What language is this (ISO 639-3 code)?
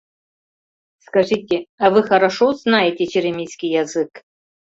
chm